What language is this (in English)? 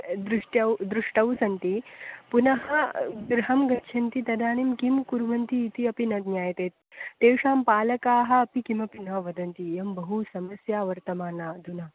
Sanskrit